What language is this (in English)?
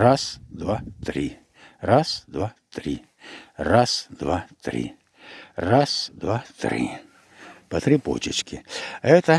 Russian